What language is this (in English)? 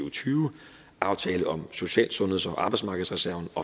Danish